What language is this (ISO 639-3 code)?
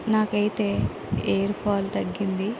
tel